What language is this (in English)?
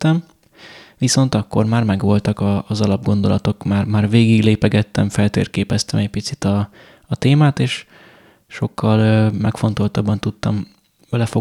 Hungarian